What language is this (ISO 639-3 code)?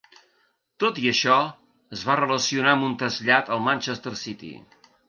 cat